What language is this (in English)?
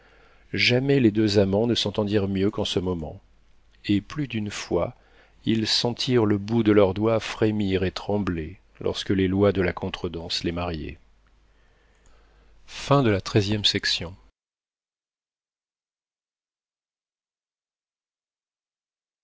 French